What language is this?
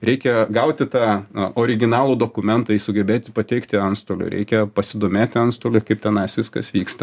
Lithuanian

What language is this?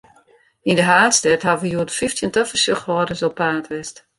Western Frisian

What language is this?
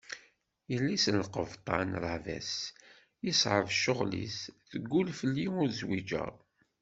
Kabyle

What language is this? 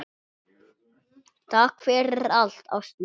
Icelandic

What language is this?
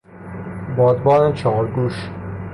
Persian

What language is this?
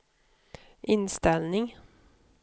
Swedish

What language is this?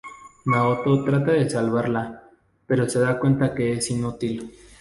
Spanish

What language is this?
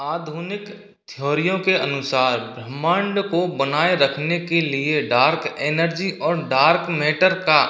Hindi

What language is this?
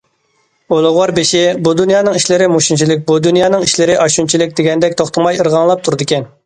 Uyghur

